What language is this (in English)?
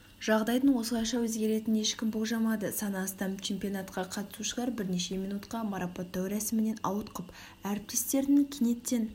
Kazakh